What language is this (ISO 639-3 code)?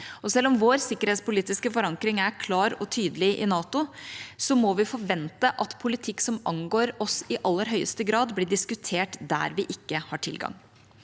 nor